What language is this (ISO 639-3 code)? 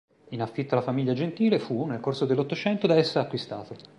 ita